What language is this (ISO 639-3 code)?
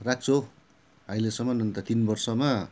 nep